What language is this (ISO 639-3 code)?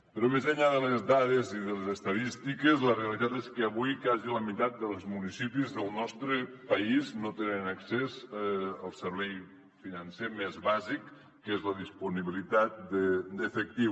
cat